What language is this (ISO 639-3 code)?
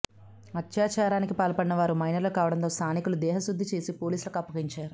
tel